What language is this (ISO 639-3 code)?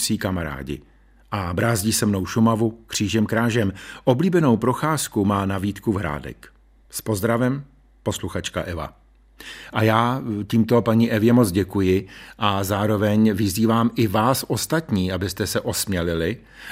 ces